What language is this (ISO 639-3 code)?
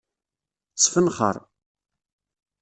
kab